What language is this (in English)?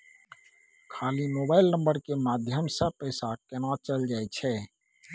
Maithili